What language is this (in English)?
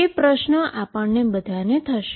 Gujarati